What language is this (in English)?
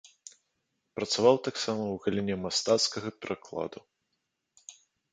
Belarusian